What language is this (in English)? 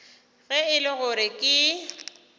Northern Sotho